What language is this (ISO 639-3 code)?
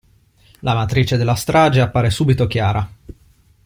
ita